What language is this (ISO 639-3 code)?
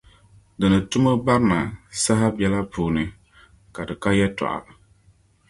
dag